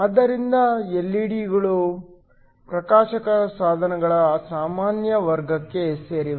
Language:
Kannada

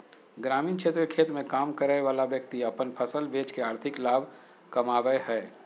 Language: Magahi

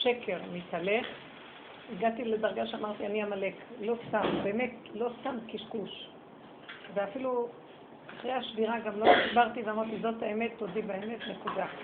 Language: Hebrew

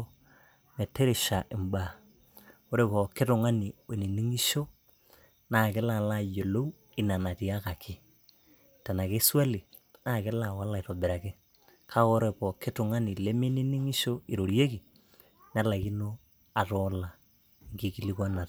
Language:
Masai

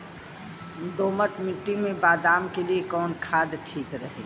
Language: Bhojpuri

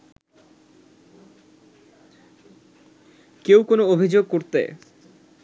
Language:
Bangla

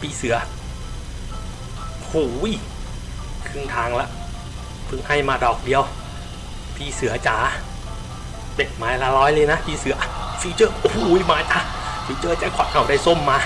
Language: Thai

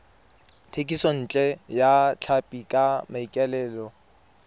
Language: Tswana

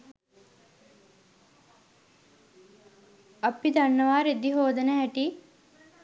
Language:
Sinhala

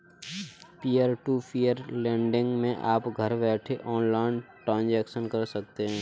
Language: Hindi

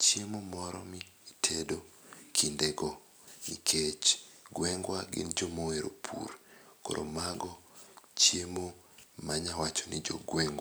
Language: Luo (Kenya and Tanzania)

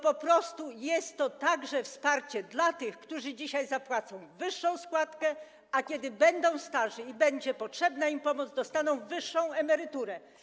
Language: Polish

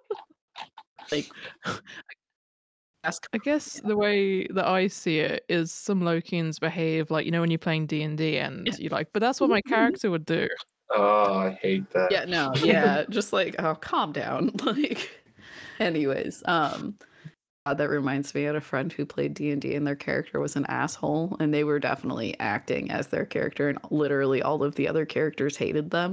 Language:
English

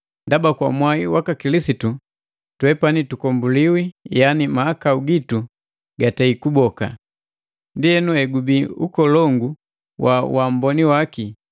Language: Matengo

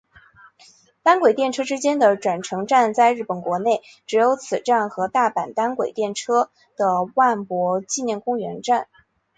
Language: Chinese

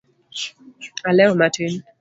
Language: Luo (Kenya and Tanzania)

